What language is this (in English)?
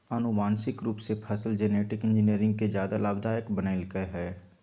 Magahi